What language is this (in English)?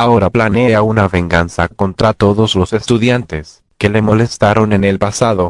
Spanish